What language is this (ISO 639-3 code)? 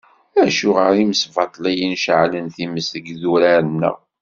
kab